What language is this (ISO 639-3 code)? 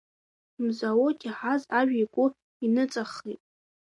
abk